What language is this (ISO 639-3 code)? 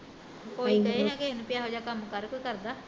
pan